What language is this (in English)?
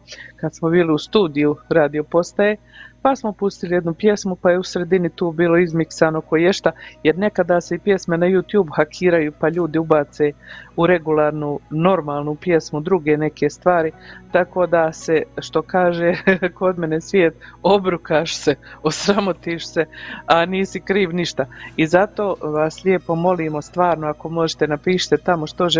Croatian